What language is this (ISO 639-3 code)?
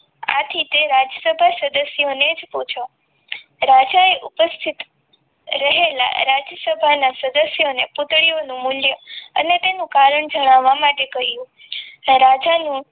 guj